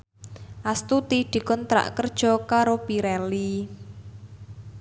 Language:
Javanese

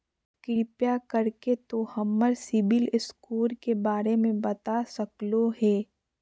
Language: Magahi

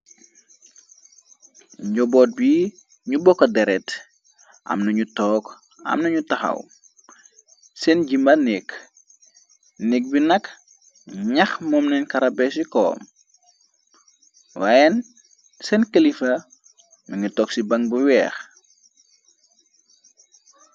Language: Wolof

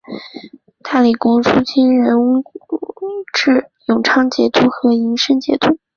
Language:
Chinese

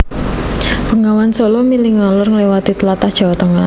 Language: Javanese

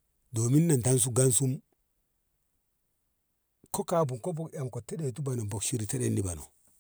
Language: Ngamo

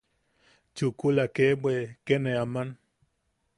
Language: Yaqui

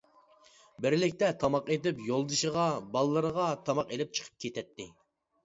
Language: Uyghur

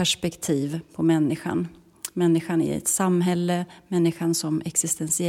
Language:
Swedish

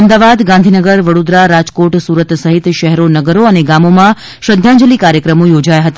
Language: Gujarati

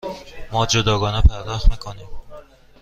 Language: Persian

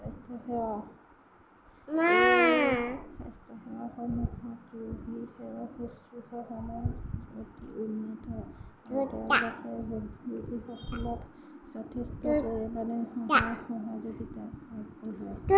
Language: Assamese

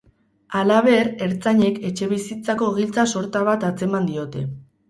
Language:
Basque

